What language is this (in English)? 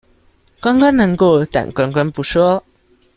Chinese